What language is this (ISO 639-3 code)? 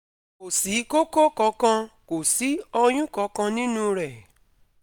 yor